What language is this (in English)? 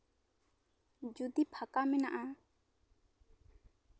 Santali